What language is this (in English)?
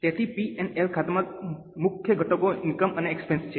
Gujarati